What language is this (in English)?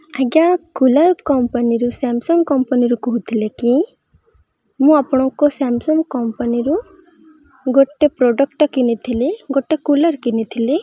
Odia